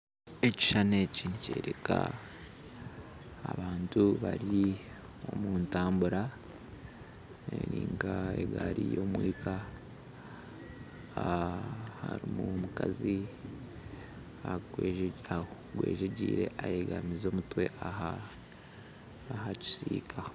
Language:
Nyankole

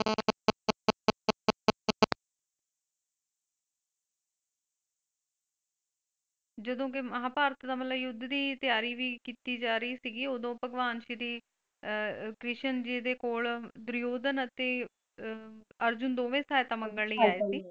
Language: Punjabi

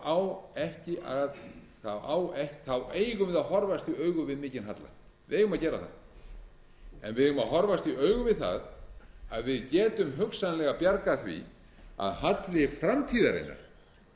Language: Icelandic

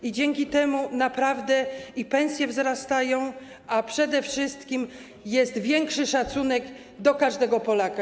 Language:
Polish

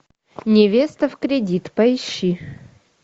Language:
Russian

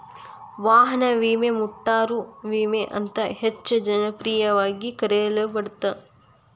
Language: Kannada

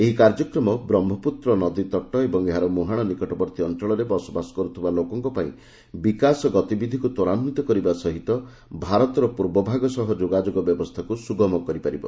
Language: Odia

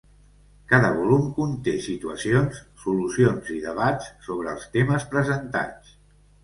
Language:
Catalan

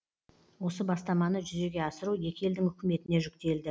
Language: Kazakh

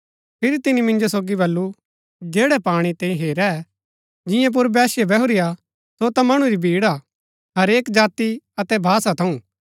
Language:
Gaddi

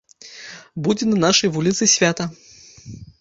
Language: Belarusian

